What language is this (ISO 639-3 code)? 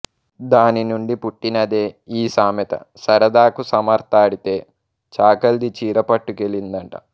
tel